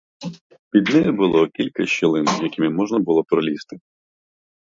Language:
Ukrainian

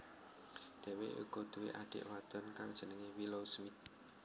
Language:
Javanese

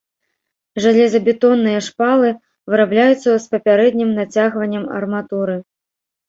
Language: Belarusian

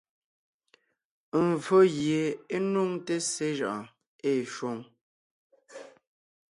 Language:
Ngiemboon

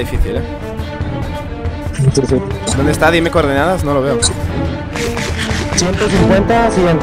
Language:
Spanish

